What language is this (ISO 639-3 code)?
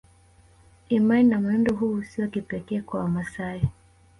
swa